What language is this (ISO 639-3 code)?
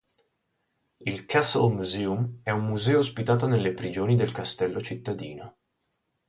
ita